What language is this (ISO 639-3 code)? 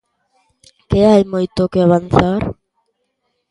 glg